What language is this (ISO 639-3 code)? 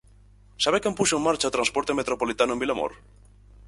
glg